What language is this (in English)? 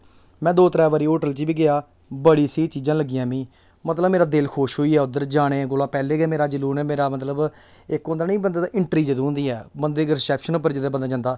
Dogri